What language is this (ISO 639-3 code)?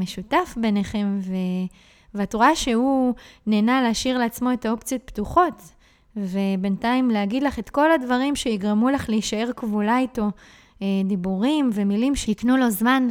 heb